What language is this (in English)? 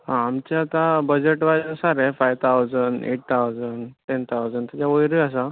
Konkani